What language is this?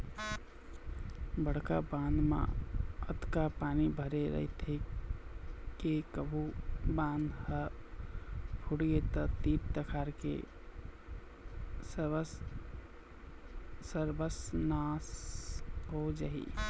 Chhattisgarhi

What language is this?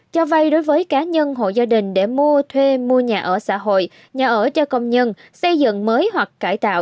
Vietnamese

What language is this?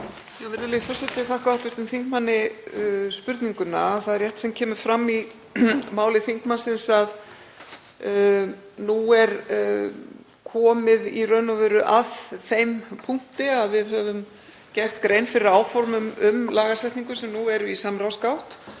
Icelandic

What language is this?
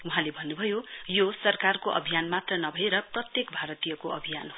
Nepali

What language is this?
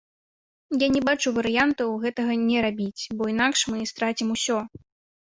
Belarusian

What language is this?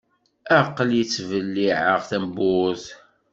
Kabyle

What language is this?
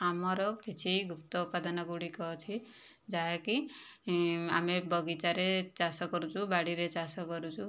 Odia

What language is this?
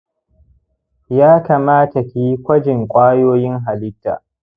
Hausa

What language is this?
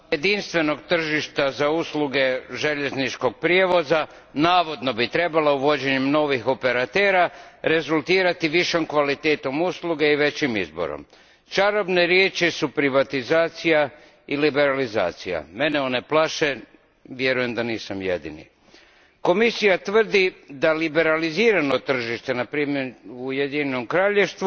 Croatian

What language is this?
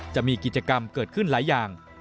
Thai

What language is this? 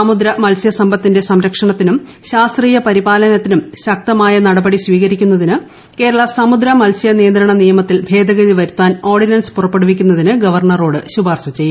Malayalam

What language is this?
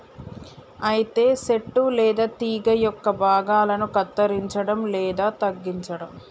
Telugu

